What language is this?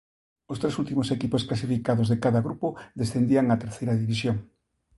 Galician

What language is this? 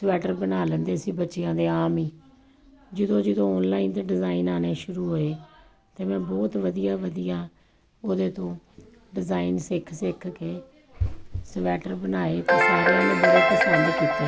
Punjabi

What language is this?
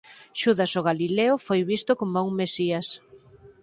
Galician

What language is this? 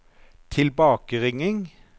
Norwegian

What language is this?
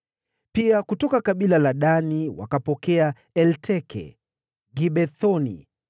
Swahili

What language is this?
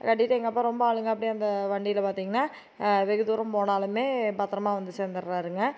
Tamil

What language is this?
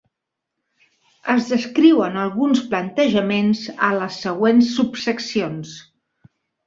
Catalan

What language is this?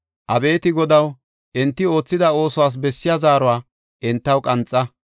Gofa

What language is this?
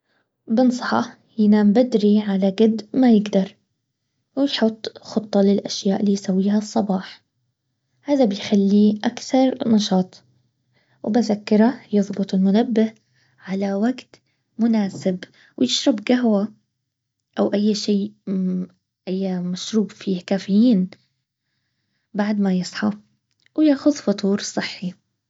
Baharna Arabic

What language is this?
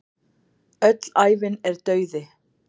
Icelandic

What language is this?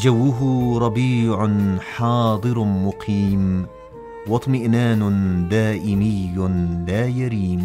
Arabic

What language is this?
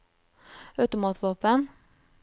Norwegian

